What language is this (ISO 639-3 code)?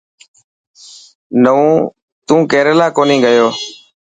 mki